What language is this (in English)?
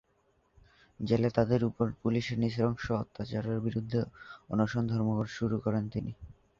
Bangla